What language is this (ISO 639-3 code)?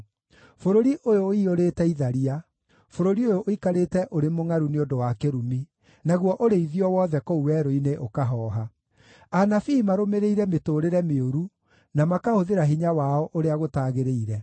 kik